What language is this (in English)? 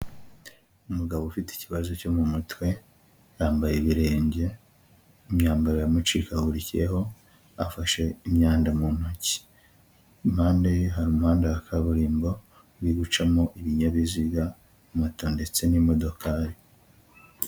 Kinyarwanda